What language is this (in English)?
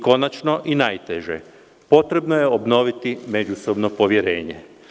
Serbian